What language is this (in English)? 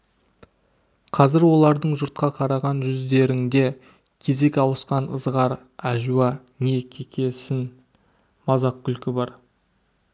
Kazakh